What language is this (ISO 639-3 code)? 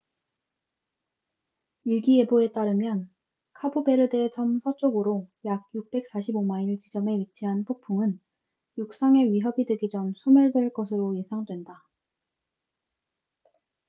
kor